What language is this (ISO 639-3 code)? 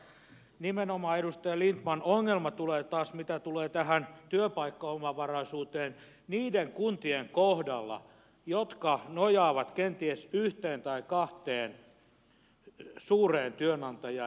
fin